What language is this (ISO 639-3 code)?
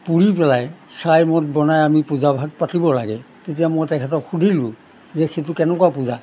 asm